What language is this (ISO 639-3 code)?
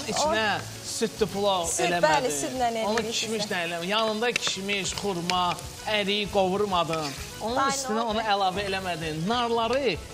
tur